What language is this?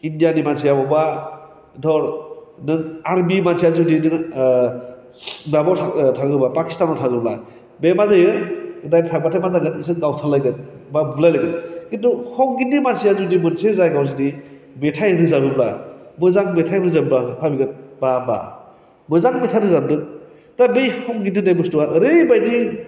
Bodo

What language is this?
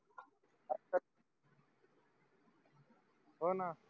Marathi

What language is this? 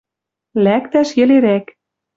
Western Mari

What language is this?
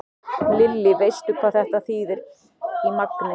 Icelandic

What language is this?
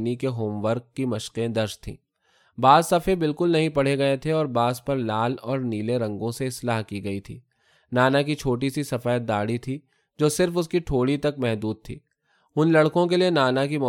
Urdu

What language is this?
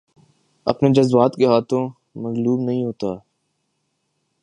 Urdu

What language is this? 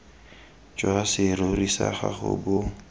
Tswana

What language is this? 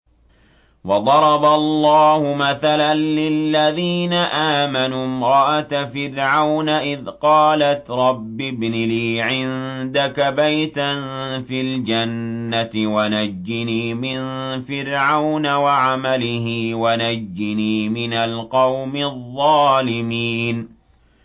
Arabic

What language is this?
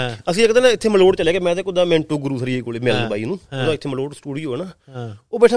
Punjabi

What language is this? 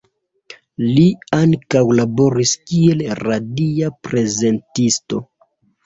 Esperanto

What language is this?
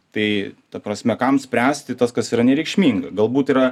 Lithuanian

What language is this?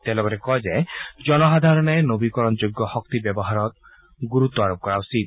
Assamese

